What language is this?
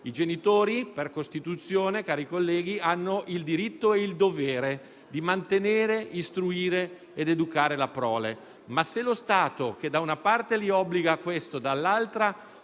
Italian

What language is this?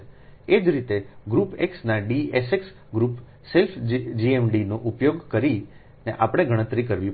Gujarati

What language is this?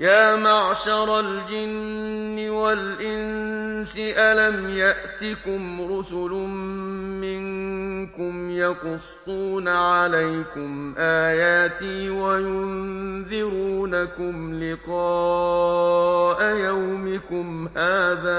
Arabic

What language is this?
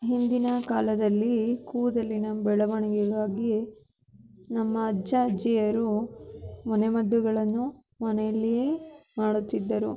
Kannada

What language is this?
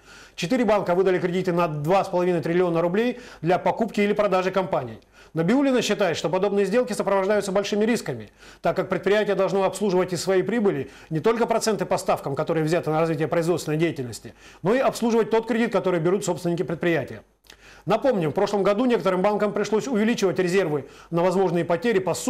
Russian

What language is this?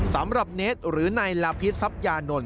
Thai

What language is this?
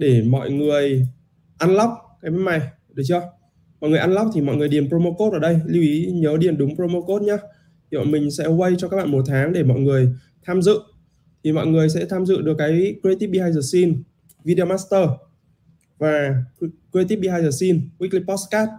Vietnamese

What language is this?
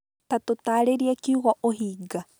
Kikuyu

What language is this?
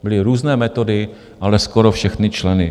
Czech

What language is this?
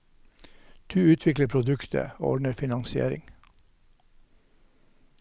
Norwegian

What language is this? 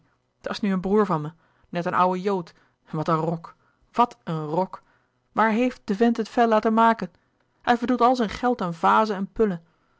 Dutch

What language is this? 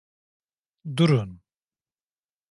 Turkish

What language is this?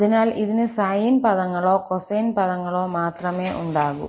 Malayalam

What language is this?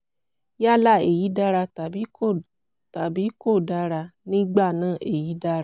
Yoruba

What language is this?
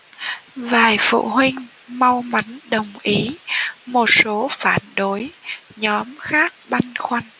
Vietnamese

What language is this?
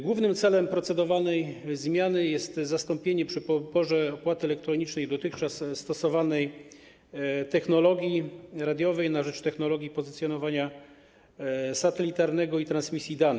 Polish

